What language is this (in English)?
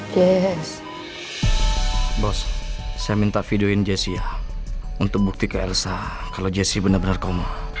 Indonesian